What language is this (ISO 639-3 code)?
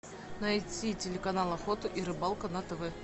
rus